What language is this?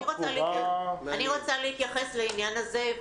Hebrew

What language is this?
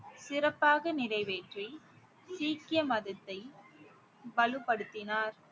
Tamil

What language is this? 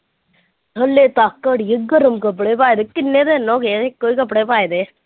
Punjabi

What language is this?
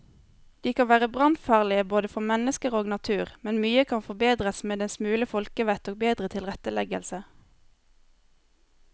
Norwegian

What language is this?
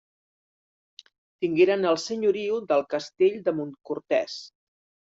Catalan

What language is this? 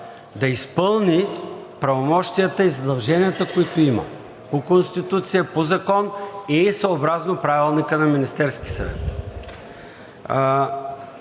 Bulgarian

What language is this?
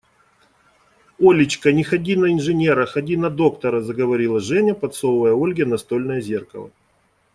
Russian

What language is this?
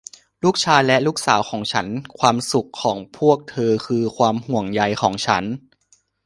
Thai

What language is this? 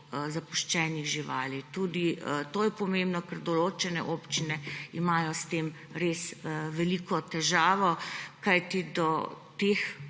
Slovenian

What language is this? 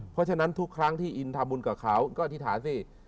Thai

